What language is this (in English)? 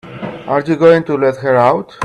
English